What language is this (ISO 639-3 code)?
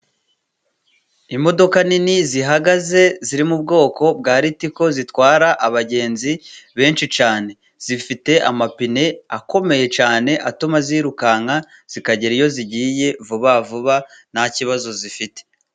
kin